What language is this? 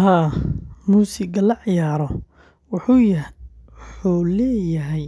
Somali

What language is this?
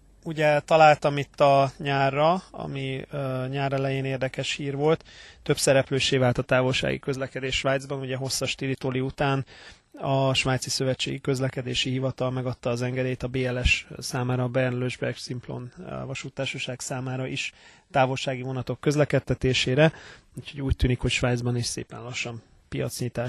Hungarian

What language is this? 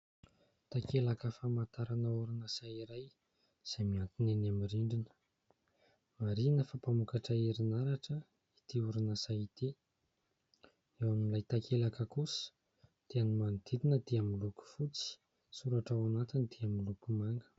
Malagasy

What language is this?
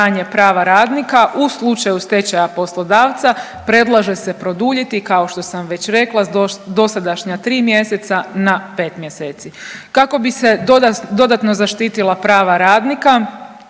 Croatian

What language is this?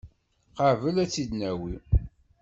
Kabyle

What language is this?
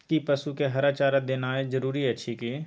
Maithili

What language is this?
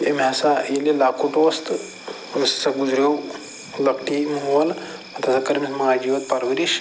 Kashmiri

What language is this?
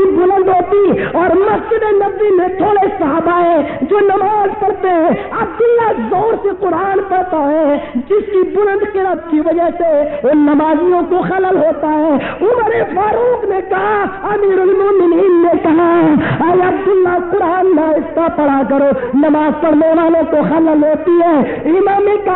Hindi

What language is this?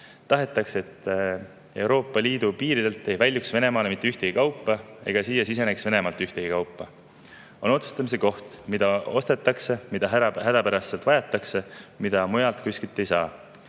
Estonian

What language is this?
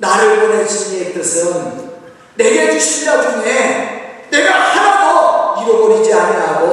Korean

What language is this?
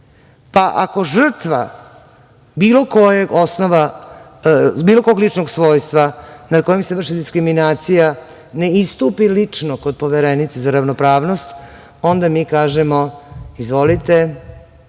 Serbian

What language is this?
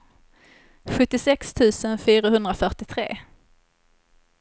Swedish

